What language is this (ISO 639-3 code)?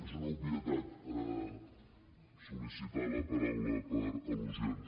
cat